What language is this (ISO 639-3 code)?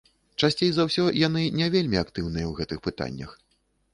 bel